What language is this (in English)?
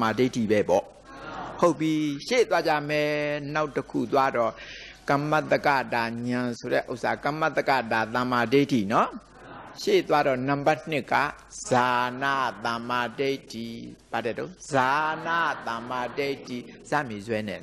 Thai